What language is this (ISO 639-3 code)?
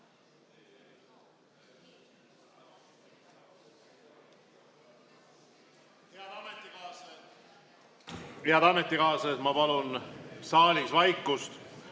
est